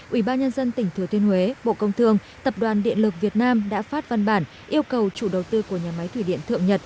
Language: Vietnamese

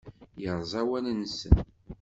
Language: Kabyle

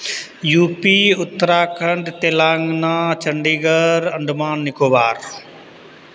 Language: Maithili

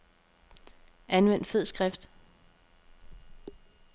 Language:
Danish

